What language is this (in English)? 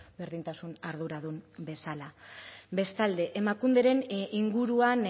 Basque